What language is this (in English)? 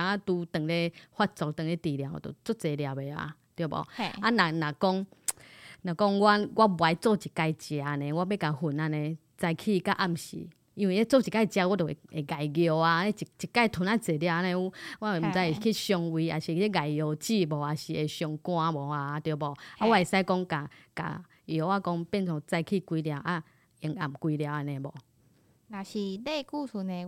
Chinese